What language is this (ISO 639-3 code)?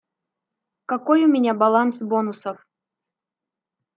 rus